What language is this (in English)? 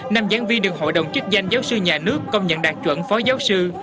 Vietnamese